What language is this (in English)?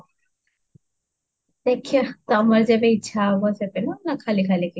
Odia